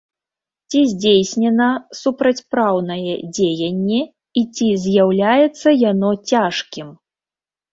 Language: Belarusian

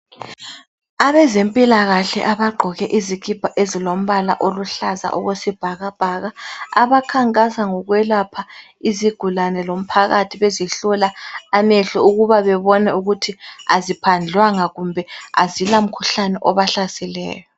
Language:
North Ndebele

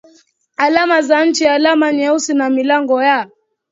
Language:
Swahili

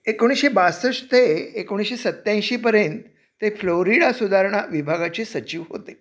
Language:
Marathi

